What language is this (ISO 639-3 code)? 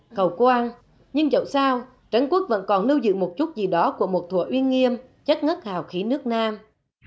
vie